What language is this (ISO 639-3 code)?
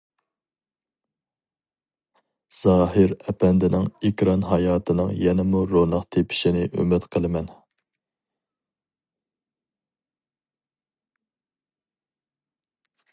uig